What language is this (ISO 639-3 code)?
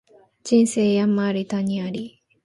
jpn